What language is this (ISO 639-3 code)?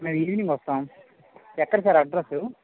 tel